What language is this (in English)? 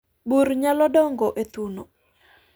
Luo (Kenya and Tanzania)